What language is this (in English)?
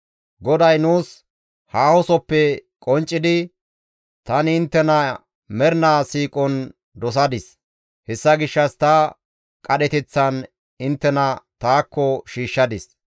Gamo